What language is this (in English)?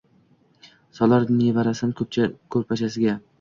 Uzbek